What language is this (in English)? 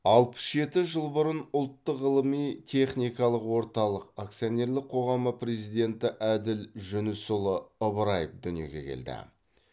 Kazakh